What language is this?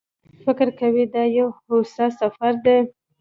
Pashto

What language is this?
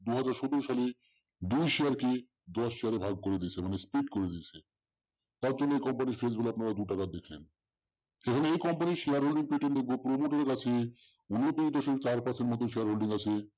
Bangla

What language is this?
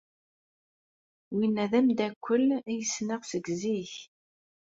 Kabyle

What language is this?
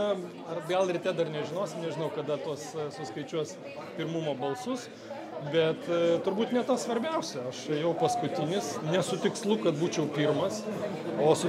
Lithuanian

